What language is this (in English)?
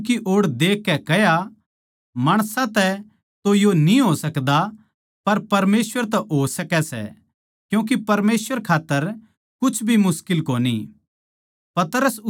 Haryanvi